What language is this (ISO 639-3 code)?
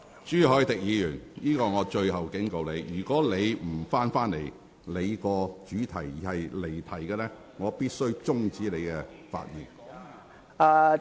yue